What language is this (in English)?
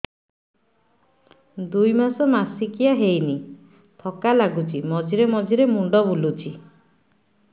Odia